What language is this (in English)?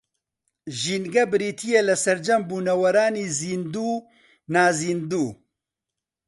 Central Kurdish